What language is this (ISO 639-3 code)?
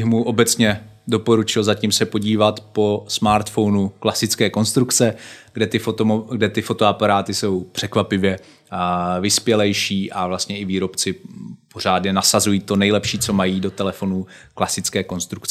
ces